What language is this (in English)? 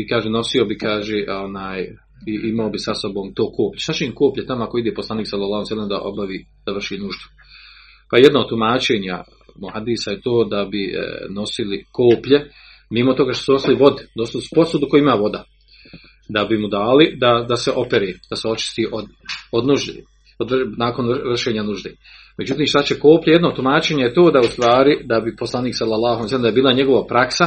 Croatian